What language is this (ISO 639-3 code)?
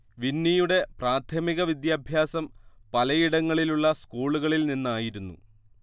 mal